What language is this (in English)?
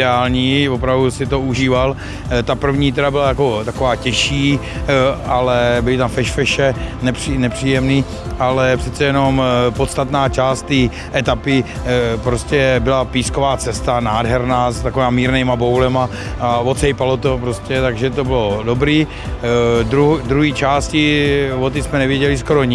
Czech